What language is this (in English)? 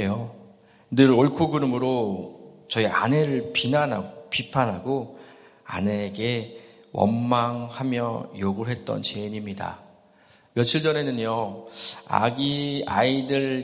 Korean